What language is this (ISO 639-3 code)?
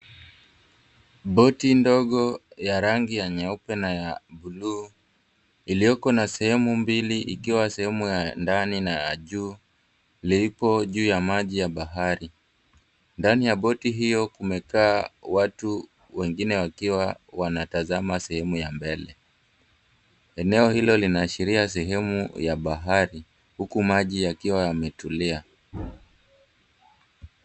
swa